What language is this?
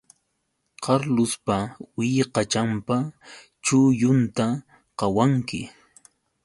Yauyos Quechua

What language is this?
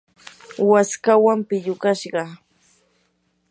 Yanahuanca Pasco Quechua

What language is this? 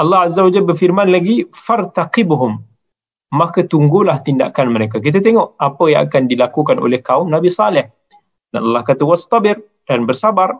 Malay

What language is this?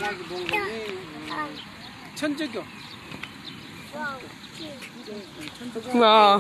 Korean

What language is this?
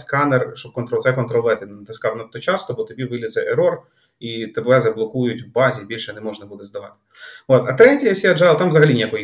Ukrainian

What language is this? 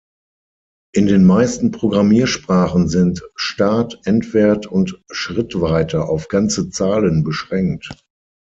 German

